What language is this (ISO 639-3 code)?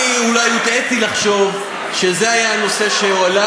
heb